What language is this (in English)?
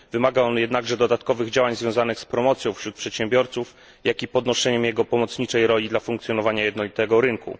Polish